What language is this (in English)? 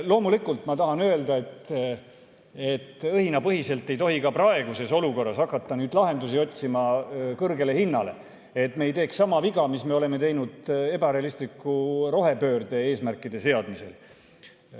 Estonian